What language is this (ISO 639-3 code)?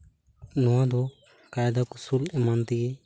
sat